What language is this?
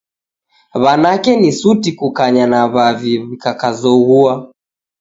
Taita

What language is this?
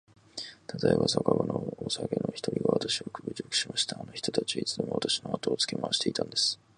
Japanese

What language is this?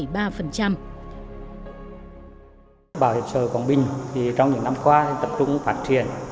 Vietnamese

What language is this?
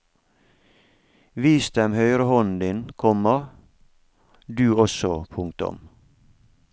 Norwegian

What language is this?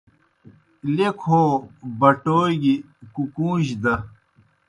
Kohistani Shina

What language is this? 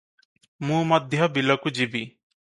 Odia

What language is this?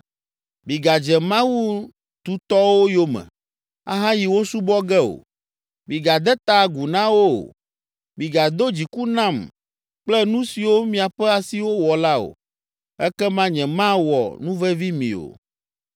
Ewe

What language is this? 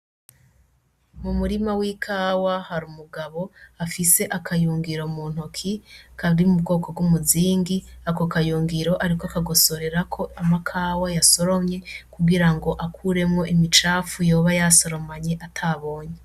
Rundi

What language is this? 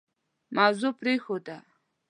Pashto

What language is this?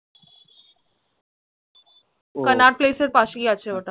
Bangla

